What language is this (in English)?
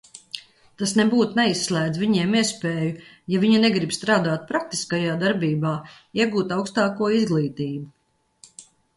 Latvian